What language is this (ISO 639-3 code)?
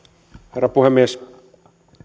fin